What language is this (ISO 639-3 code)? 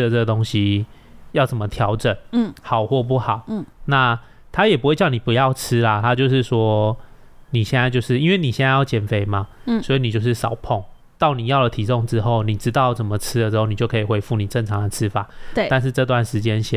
zho